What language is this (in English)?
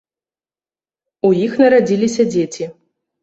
Belarusian